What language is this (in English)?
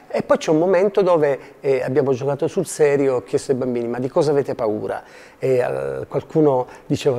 Italian